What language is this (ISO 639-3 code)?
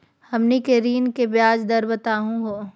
mag